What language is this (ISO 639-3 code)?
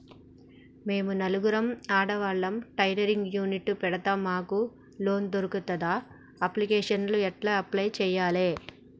tel